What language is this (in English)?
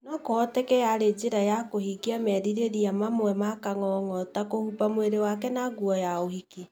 Kikuyu